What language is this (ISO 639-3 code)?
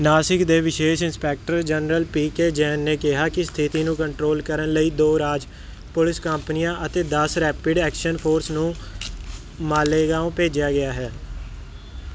pan